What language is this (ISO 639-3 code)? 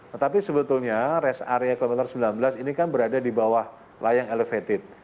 ind